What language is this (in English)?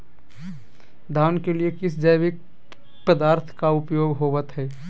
Magahi